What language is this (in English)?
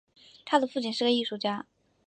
Chinese